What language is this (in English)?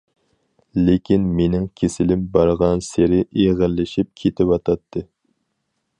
Uyghur